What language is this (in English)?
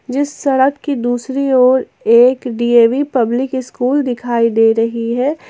Hindi